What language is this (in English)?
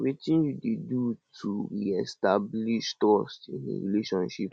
Nigerian Pidgin